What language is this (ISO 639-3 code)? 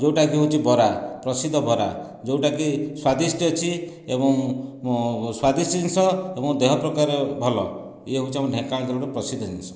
ori